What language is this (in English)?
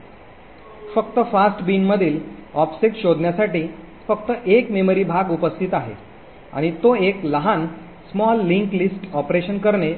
Marathi